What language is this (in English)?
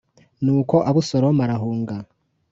Kinyarwanda